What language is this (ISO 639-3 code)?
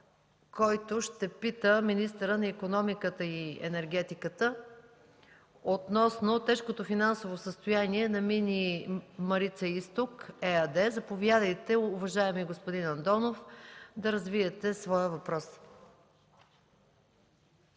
bul